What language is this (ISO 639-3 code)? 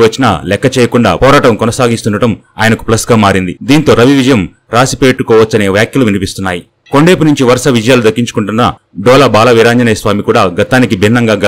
hin